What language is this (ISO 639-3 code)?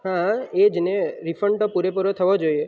guj